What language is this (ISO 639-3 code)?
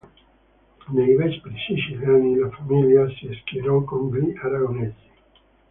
ita